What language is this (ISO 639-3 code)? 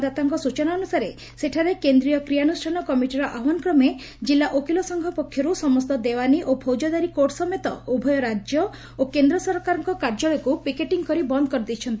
ori